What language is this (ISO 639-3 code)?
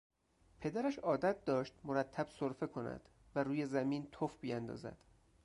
fas